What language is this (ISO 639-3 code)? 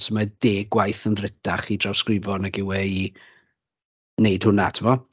cym